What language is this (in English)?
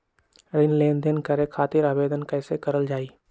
Magahi